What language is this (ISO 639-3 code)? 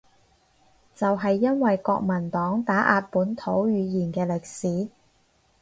yue